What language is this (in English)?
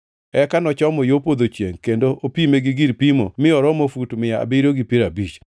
Luo (Kenya and Tanzania)